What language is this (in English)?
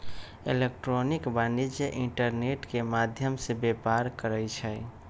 Magahi